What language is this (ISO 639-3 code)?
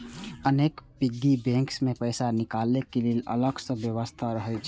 mai